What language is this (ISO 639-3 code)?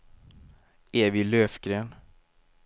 swe